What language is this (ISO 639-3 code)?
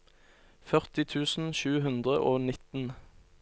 nor